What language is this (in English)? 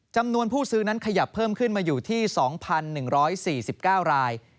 Thai